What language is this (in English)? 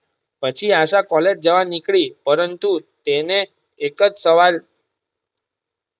Gujarati